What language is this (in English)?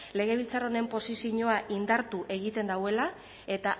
Basque